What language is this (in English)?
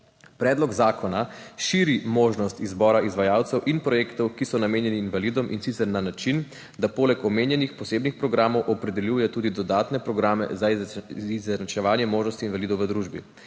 Slovenian